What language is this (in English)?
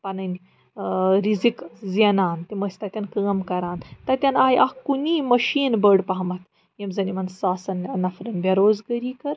Kashmiri